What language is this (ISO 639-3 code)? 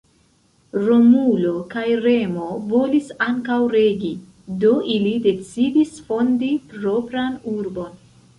epo